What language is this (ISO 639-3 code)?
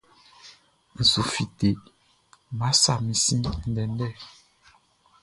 bci